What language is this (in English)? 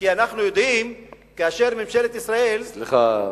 Hebrew